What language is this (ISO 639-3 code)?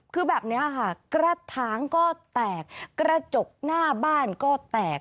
tha